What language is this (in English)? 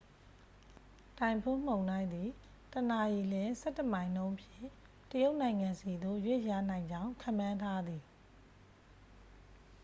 Burmese